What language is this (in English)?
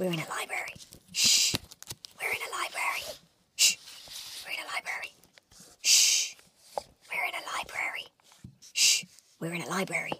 Turkish